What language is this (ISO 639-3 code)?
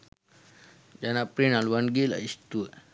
sin